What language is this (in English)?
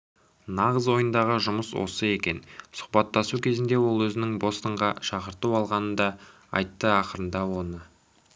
Kazakh